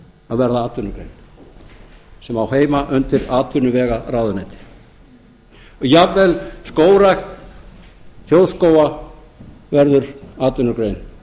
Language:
Icelandic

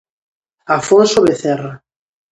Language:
Galician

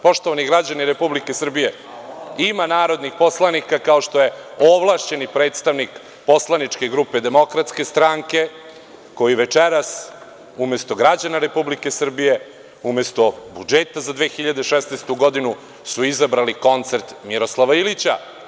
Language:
Serbian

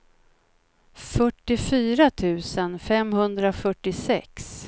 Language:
Swedish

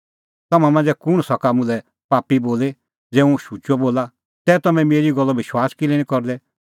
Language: Kullu Pahari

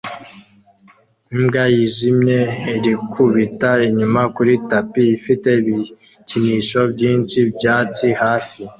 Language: Kinyarwanda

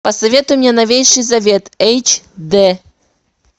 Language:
Russian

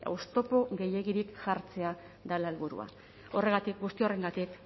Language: Basque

